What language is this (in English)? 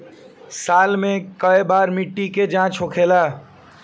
Bhojpuri